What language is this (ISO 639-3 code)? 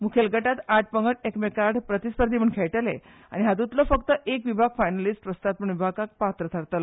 kok